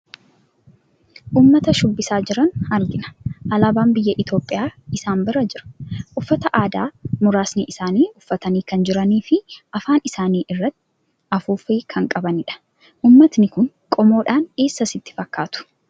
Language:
Oromo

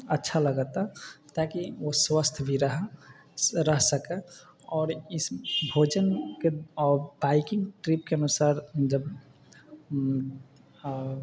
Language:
Maithili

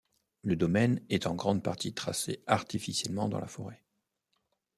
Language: French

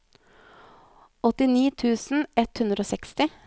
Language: Norwegian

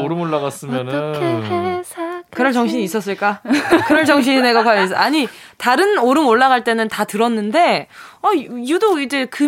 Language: Korean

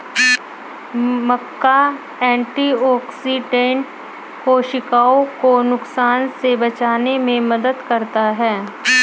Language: Hindi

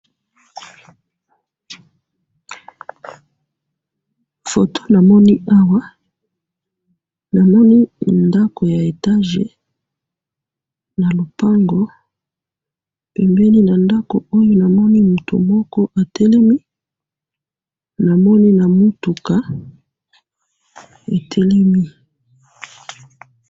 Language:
Lingala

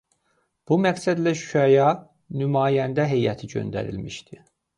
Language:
Azerbaijani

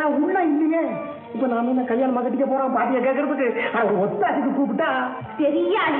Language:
Arabic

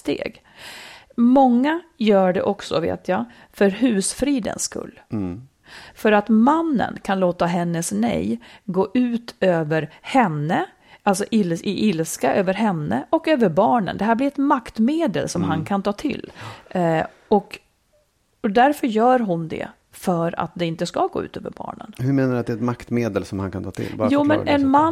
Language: Swedish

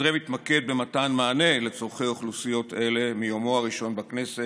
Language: Hebrew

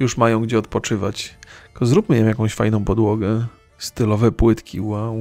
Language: Polish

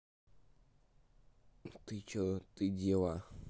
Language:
Russian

